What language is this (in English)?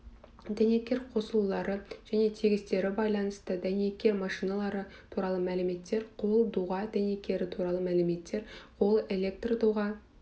Kazakh